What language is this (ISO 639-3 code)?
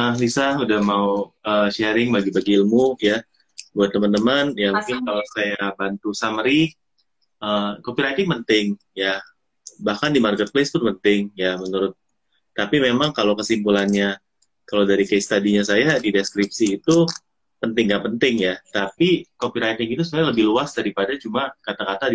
ind